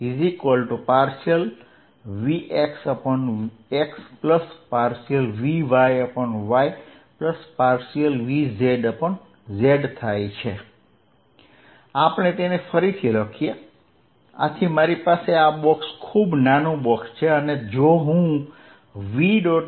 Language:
Gujarati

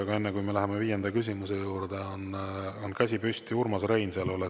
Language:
Estonian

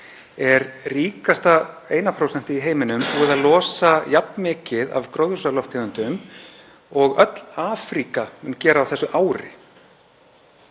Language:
Icelandic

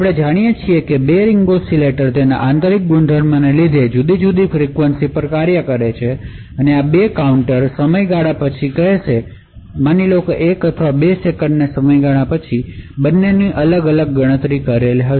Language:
Gujarati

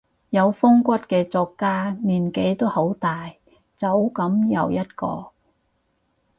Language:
Cantonese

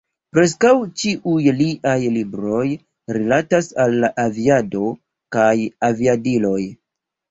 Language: Esperanto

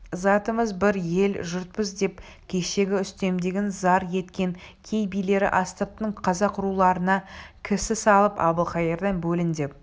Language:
Kazakh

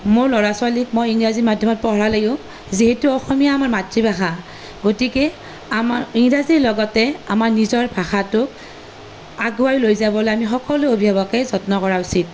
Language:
Assamese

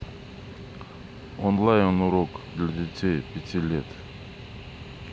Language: Russian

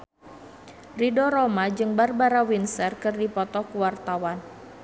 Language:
Sundanese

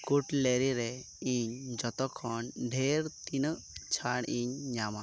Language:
Santali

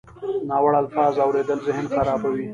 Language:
Pashto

